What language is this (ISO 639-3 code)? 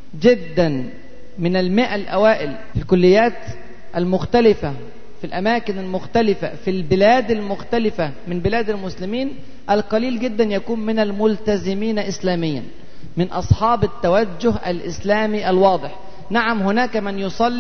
ara